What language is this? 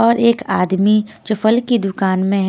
Hindi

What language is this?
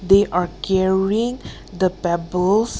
English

